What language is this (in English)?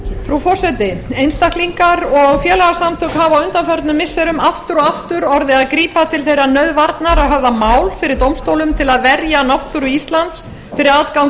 Icelandic